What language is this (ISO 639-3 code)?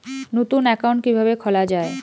ben